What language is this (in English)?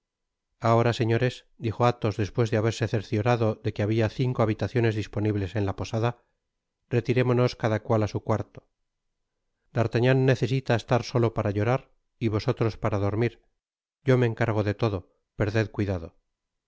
Spanish